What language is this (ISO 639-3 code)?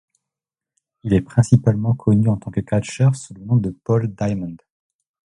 fra